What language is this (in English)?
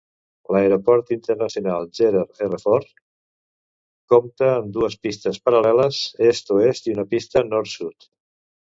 Catalan